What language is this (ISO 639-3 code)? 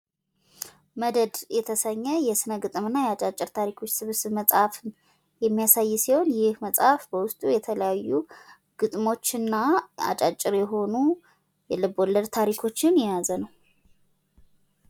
amh